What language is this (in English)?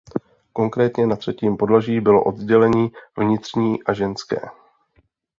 Czech